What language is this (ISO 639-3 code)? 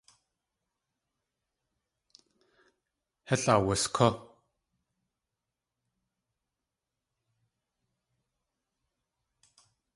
tli